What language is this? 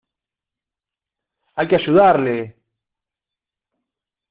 Spanish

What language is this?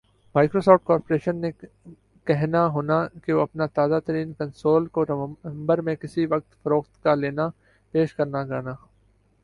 Urdu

